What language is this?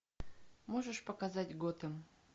Russian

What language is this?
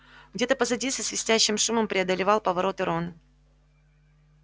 Russian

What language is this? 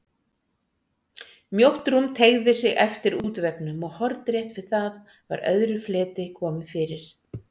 Icelandic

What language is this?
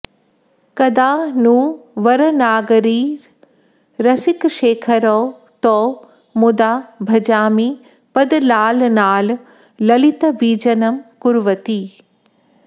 Sanskrit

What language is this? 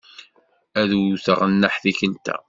Kabyle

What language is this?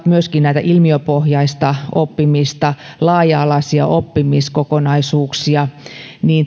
Finnish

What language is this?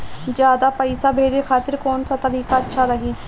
Bhojpuri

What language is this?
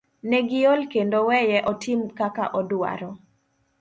Luo (Kenya and Tanzania)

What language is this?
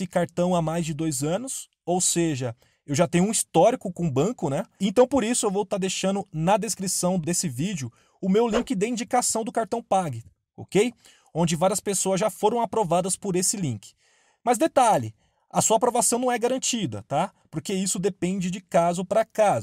Portuguese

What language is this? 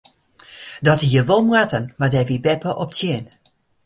Western Frisian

